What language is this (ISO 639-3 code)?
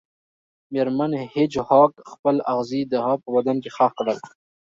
pus